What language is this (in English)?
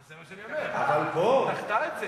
Hebrew